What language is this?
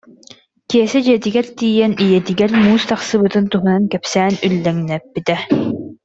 Yakut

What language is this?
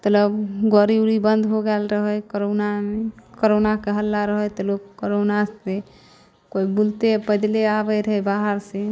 Maithili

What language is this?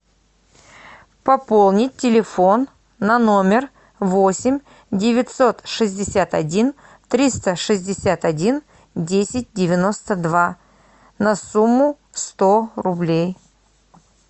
Russian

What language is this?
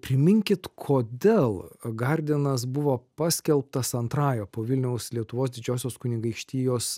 Lithuanian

